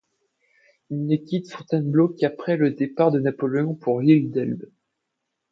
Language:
French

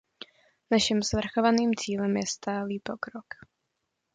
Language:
Czech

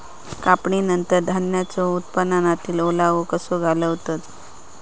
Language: Marathi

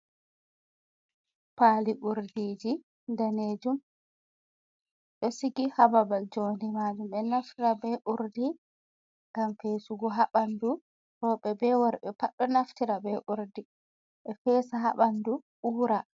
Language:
Fula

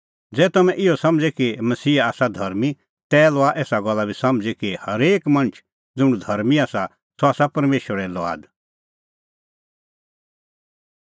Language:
Kullu Pahari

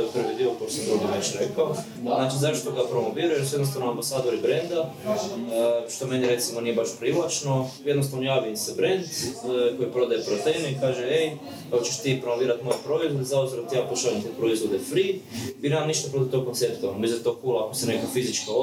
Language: Croatian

